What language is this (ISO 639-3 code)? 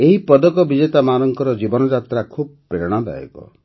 ori